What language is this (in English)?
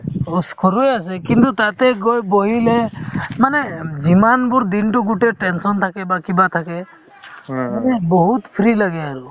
Assamese